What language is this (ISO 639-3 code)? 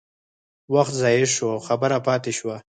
pus